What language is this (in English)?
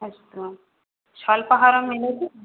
Sanskrit